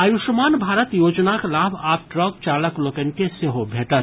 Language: Maithili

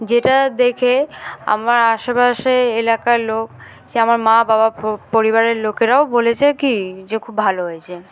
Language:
Bangla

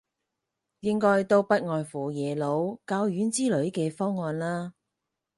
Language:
Cantonese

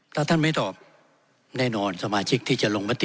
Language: Thai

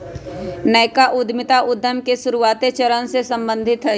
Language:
Magahi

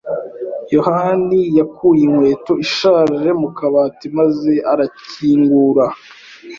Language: Kinyarwanda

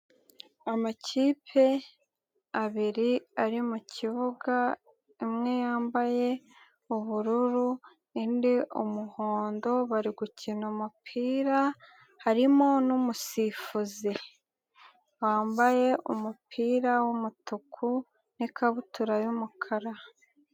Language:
Kinyarwanda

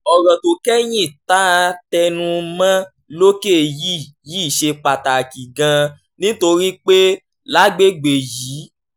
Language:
Yoruba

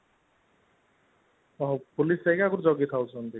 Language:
Odia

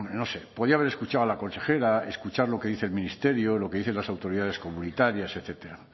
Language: Spanish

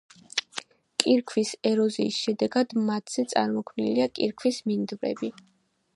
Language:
Georgian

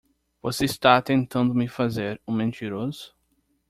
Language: Portuguese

